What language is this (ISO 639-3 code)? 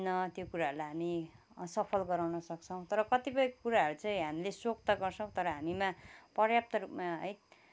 nep